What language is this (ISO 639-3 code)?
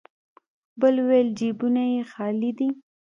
pus